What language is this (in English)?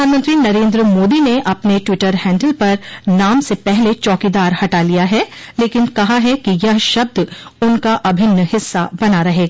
Hindi